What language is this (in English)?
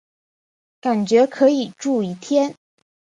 Chinese